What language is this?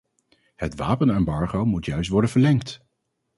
Dutch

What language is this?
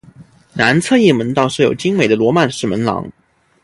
Chinese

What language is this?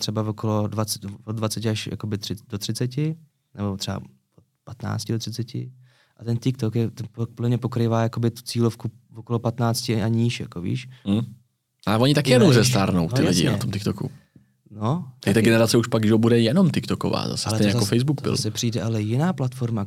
Czech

